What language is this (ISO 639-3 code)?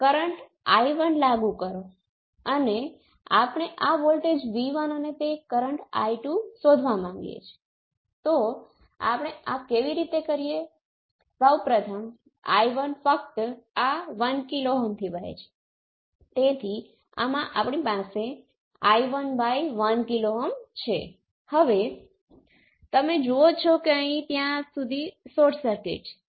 guj